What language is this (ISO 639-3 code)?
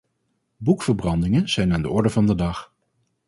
nld